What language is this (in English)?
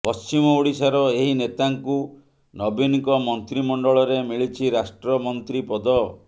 Odia